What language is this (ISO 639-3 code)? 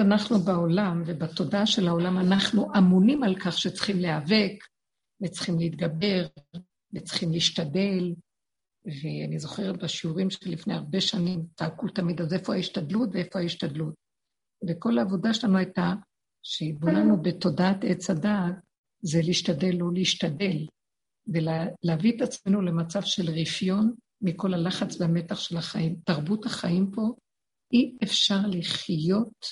heb